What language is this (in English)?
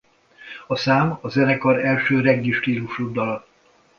Hungarian